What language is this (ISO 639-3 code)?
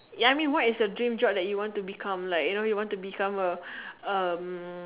eng